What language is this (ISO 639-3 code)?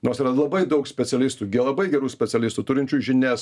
lit